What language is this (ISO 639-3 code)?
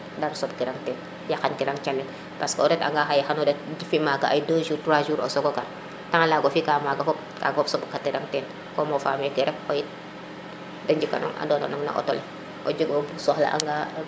srr